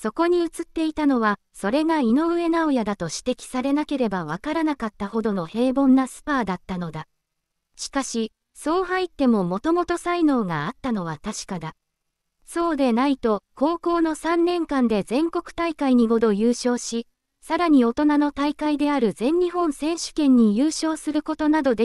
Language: Japanese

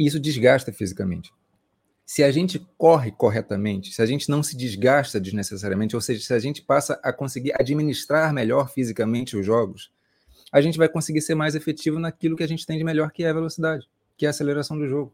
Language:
Portuguese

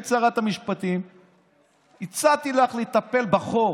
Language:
Hebrew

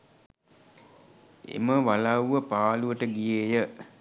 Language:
Sinhala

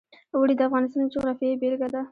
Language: Pashto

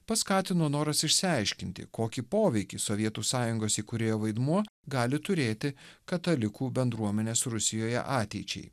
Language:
Lithuanian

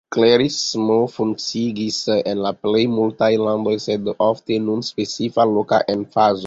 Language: Esperanto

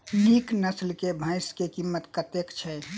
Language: Maithili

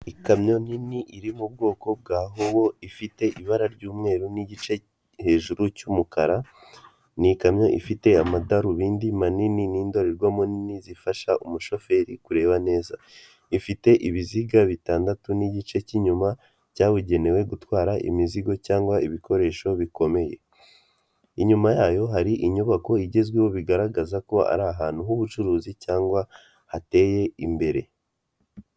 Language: Kinyarwanda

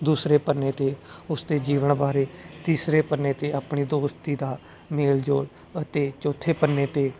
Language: Punjabi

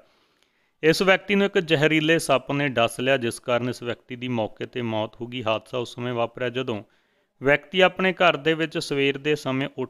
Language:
Hindi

